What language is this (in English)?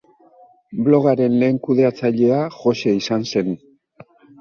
Basque